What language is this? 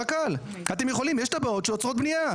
Hebrew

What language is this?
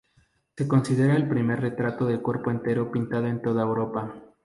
Spanish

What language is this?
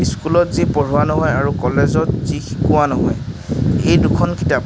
Assamese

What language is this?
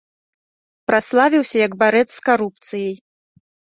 Belarusian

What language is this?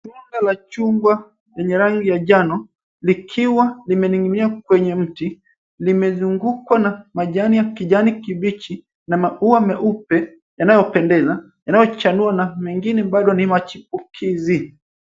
Swahili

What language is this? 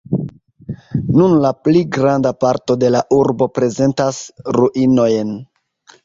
Esperanto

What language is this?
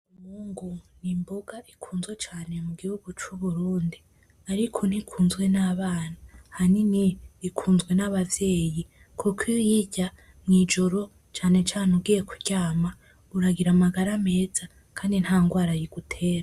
Rundi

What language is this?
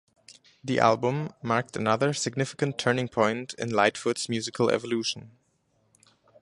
English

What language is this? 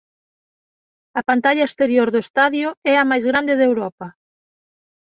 Galician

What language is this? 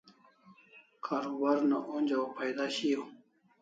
Kalasha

